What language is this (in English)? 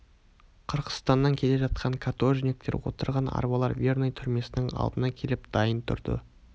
Kazakh